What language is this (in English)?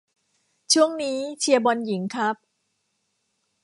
Thai